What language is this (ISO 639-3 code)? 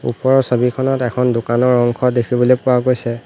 asm